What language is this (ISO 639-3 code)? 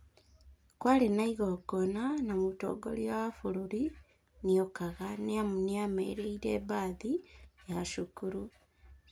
kik